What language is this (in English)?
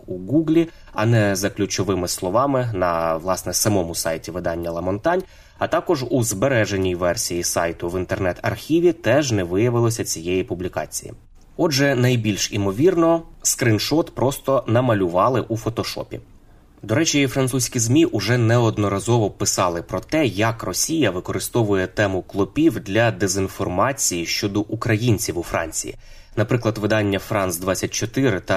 Ukrainian